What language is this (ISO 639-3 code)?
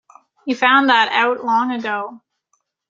eng